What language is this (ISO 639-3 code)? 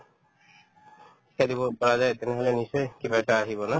asm